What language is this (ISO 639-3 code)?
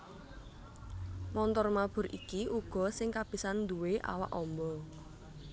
jav